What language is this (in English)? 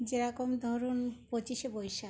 Bangla